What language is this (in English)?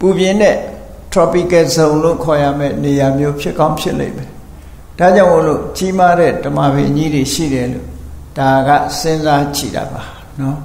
Thai